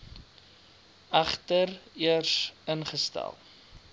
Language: Afrikaans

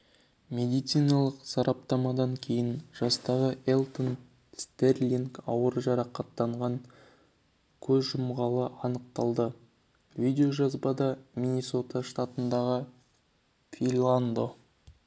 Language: Kazakh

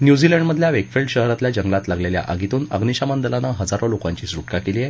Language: Marathi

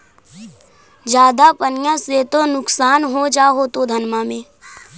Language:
Magahi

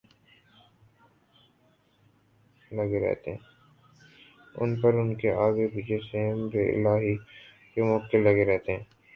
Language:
Urdu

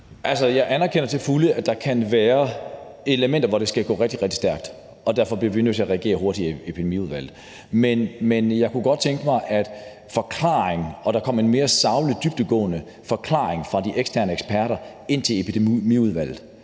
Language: Danish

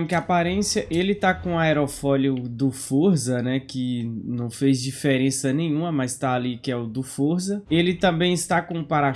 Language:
Portuguese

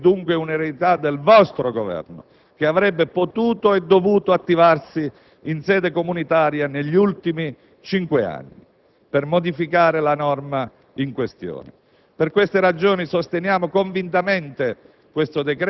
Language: Italian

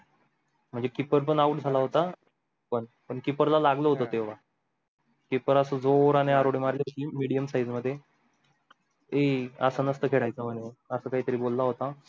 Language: Marathi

